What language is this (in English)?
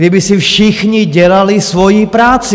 Czech